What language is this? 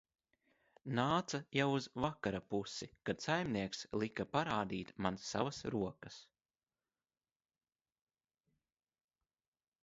Latvian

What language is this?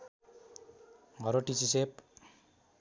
Nepali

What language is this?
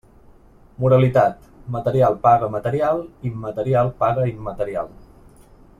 Catalan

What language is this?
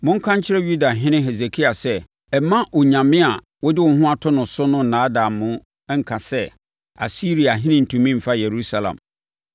Akan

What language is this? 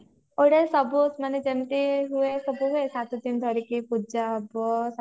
Odia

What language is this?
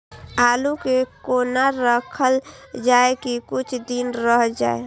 Maithili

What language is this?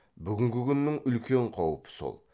Kazakh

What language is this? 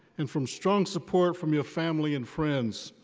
English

